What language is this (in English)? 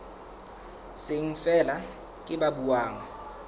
Southern Sotho